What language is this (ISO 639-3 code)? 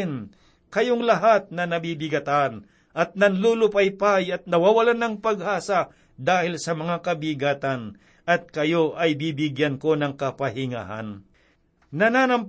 fil